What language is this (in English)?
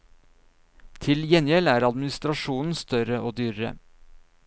Norwegian